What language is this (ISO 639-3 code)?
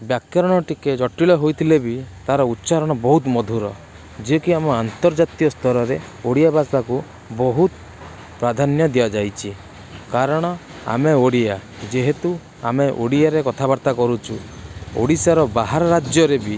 ori